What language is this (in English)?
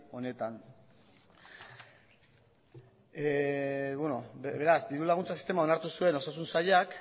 Basque